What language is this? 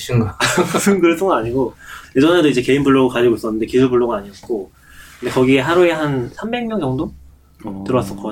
Korean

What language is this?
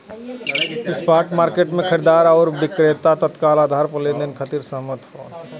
Bhojpuri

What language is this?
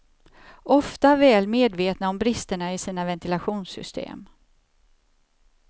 Swedish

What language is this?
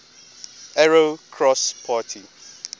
English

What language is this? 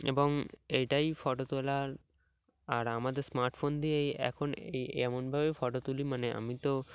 Bangla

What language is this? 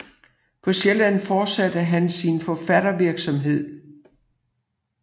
Danish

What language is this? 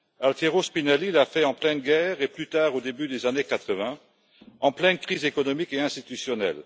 French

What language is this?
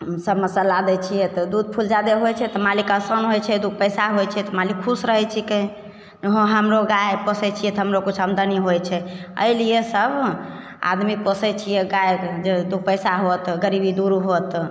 Maithili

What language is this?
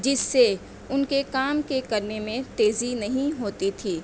Urdu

